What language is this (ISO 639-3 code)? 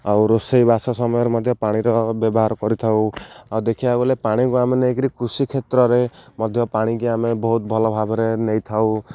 ori